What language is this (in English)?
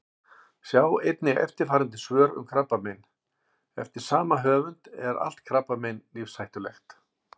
Icelandic